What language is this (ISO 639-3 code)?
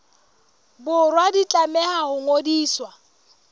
sot